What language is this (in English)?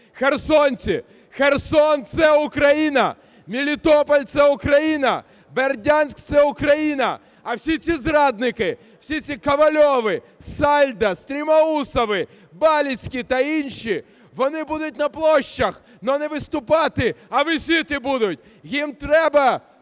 Ukrainian